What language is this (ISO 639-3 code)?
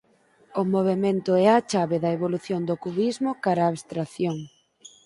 glg